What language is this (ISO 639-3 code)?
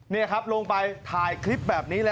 tha